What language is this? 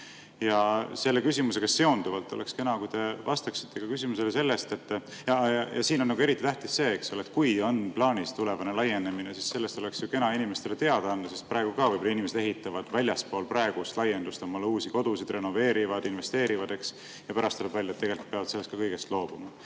Estonian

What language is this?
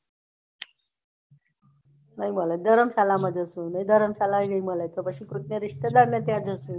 Gujarati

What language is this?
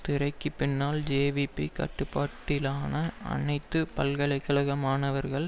Tamil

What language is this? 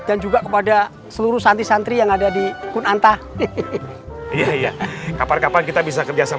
Indonesian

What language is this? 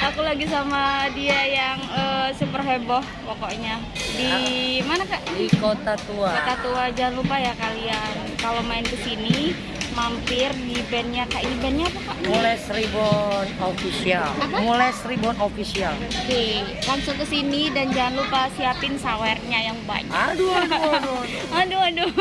Indonesian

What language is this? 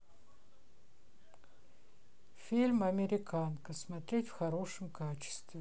Russian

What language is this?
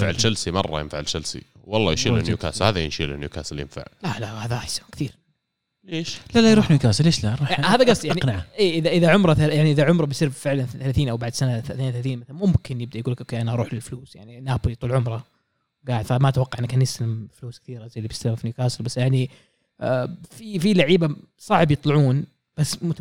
Arabic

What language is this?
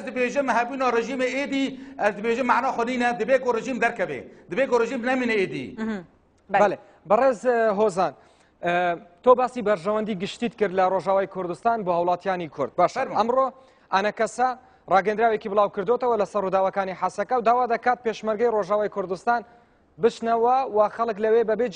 Arabic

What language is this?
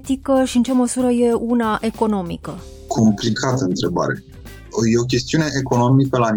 Romanian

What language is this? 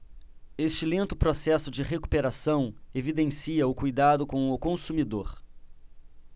Portuguese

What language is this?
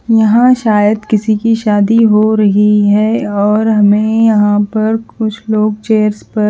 Hindi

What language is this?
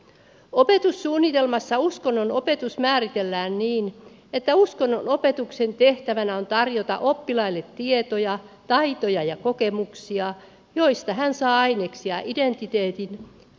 Finnish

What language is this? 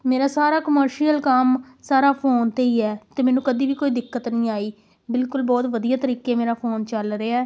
Punjabi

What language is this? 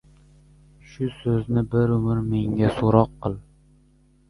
Uzbek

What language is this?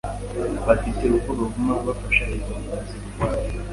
Kinyarwanda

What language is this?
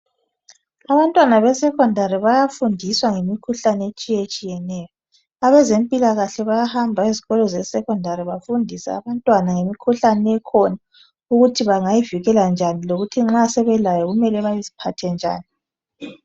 North Ndebele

